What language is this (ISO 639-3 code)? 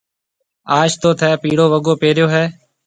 mve